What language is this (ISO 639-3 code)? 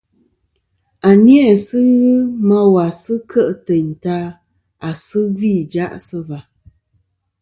bkm